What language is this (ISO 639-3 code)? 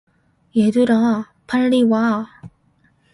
kor